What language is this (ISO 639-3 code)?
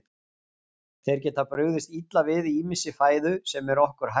isl